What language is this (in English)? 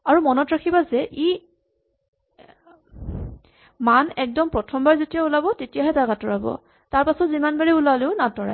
Assamese